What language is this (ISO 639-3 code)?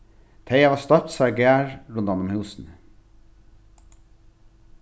fao